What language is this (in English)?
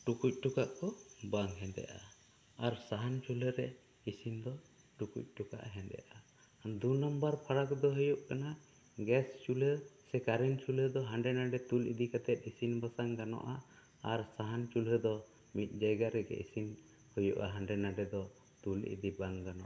Santali